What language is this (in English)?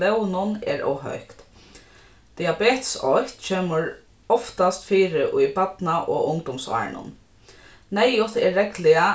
Faroese